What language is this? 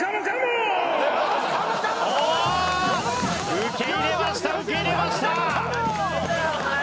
Japanese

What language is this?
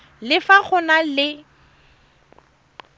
Tswana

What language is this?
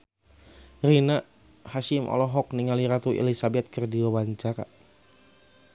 Sundanese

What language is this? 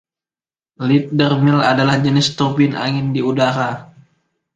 Indonesian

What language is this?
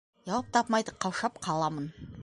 Bashkir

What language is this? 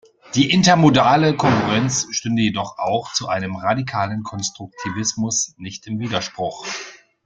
German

